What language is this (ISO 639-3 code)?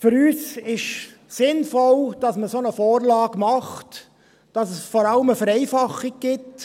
gsw